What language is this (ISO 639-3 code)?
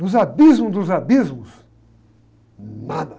por